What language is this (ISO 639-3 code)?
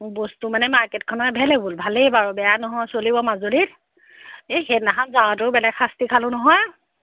asm